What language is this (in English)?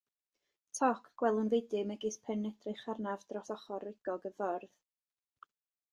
Welsh